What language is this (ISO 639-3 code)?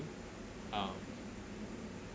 eng